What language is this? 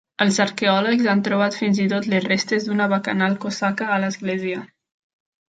Catalan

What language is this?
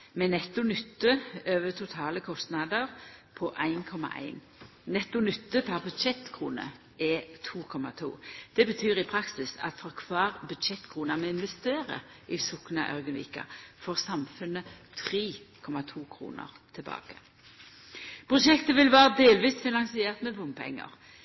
Norwegian Nynorsk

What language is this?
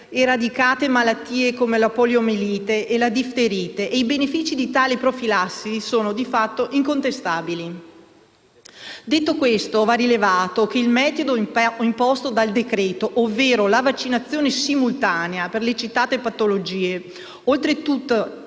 Italian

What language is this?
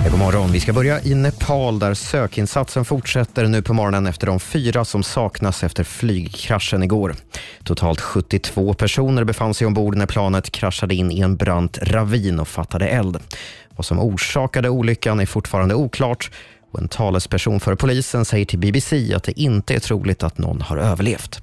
Swedish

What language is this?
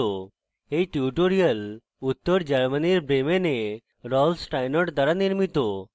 Bangla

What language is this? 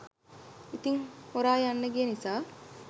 Sinhala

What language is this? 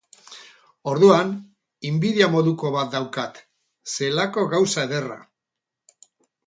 Basque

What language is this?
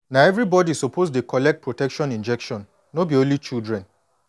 Nigerian Pidgin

